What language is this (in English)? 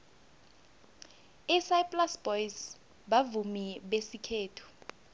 South Ndebele